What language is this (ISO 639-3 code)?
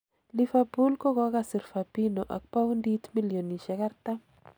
kln